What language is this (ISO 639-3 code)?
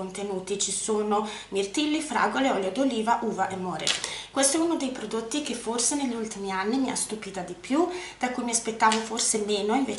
ita